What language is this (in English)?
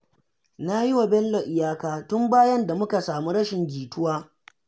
Hausa